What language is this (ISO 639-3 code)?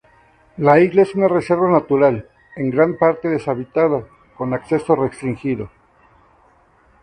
spa